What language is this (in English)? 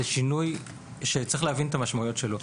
Hebrew